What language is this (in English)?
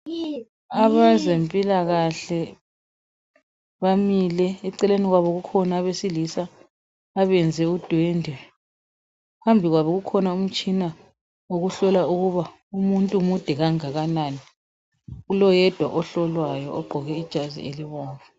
North Ndebele